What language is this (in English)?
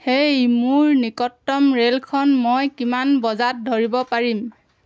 Assamese